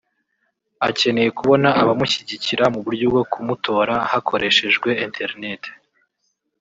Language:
Kinyarwanda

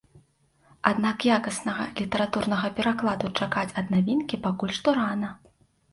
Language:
Belarusian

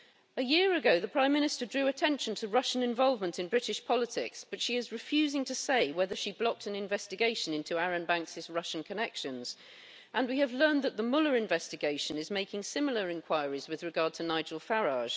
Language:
English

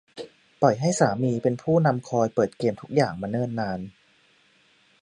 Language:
Thai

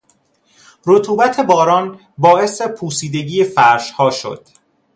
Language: Persian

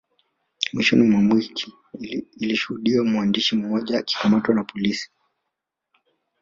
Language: Swahili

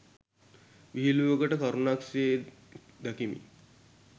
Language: Sinhala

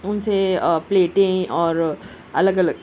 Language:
Urdu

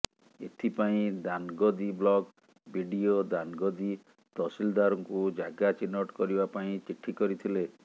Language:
Odia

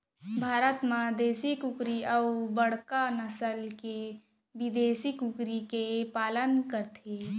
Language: Chhattisgarhi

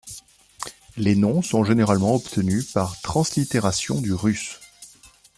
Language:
French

